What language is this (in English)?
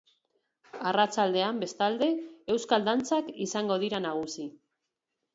Basque